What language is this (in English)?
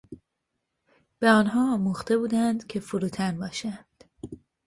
Persian